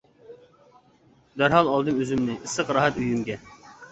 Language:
Uyghur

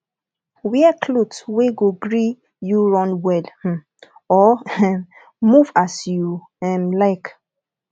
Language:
Nigerian Pidgin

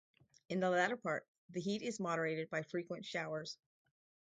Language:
English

